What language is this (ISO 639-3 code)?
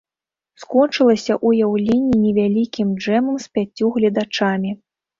bel